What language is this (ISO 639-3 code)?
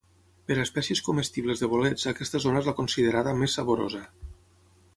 cat